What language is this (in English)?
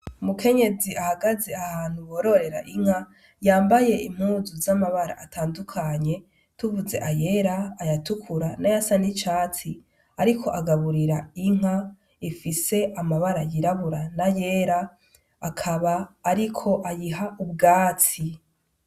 Rundi